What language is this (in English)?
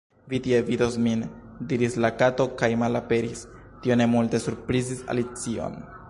Esperanto